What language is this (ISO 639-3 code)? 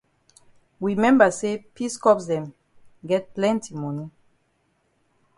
wes